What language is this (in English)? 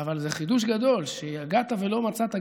Hebrew